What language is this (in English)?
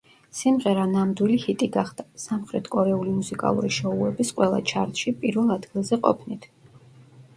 Georgian